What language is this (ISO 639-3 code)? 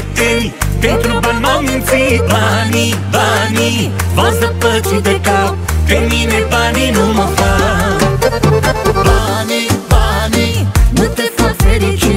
ron